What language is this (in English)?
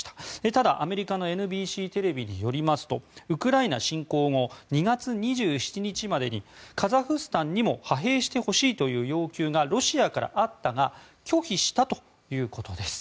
Japanese